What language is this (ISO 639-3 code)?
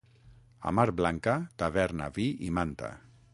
cat